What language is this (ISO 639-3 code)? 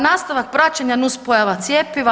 hrv